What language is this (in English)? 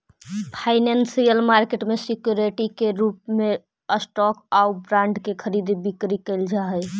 Magahi